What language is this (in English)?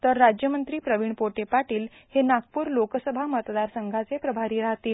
Marathi